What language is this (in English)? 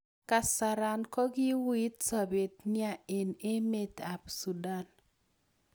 Kalenjin